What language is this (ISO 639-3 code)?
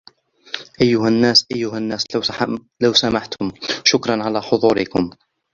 ara